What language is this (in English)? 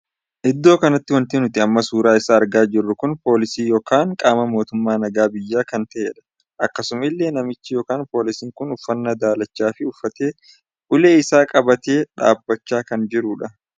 Oromo